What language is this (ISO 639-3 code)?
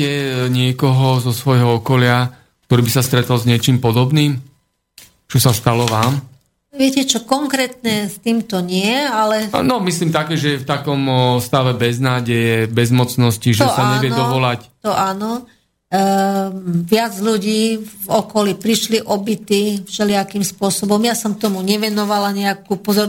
slk